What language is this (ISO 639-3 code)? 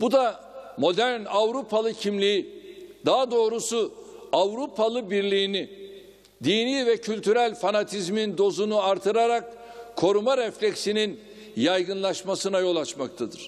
tur